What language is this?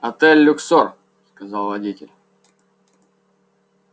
Russian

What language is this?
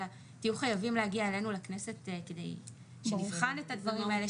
Hebrew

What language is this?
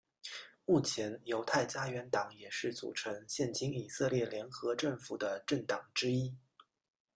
Chinese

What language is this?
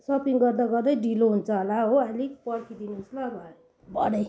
Nepali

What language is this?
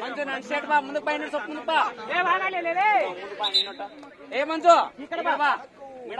Arabic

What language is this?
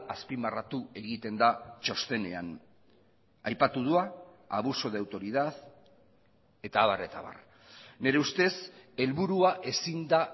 Basque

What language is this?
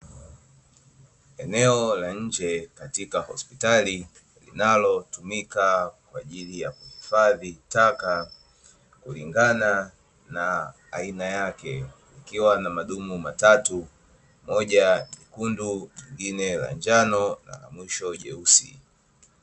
Swahili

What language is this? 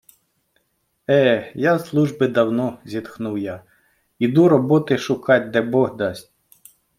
Ukrainian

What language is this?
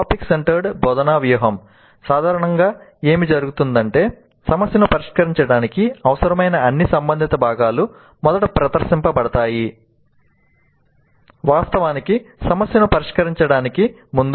Telugu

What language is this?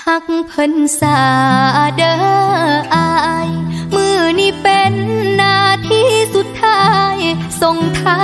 Thai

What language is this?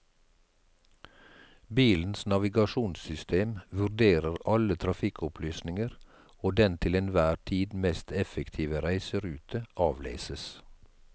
Norwegian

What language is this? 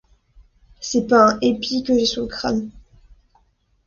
French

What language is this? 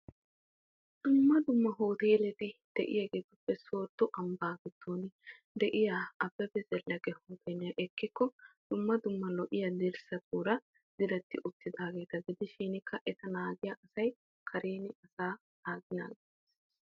Wolaytta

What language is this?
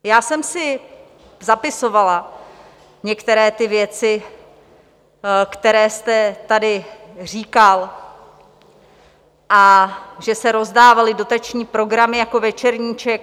Czech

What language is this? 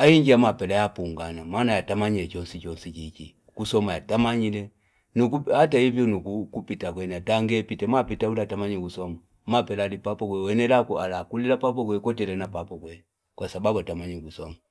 Fipa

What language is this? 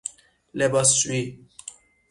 Persian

